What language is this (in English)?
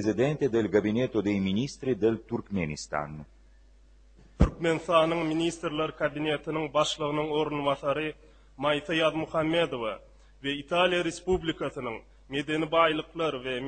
Italian